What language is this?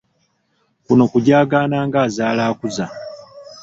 Ganda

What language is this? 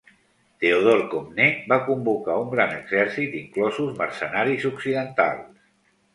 Catalan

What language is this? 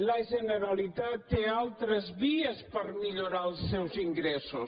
Catalan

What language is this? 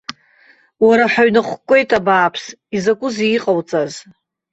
Abkhazian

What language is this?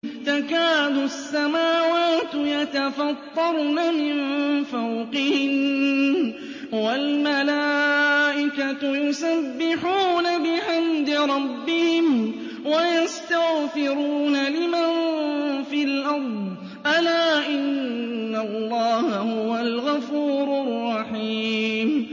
Arabic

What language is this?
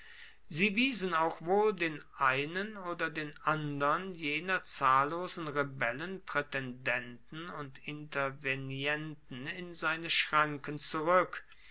German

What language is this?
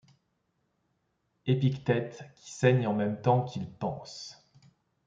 French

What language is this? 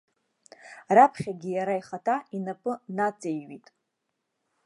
Abkhazian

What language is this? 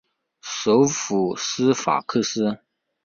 Chinese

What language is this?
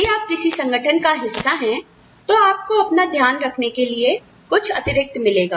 Hindi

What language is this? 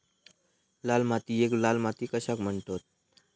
Marathi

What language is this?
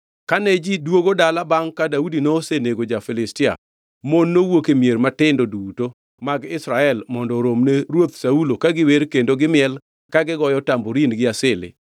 Luo (Kenya and Tanzania)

